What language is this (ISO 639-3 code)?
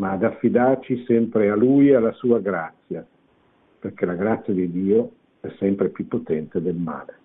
ita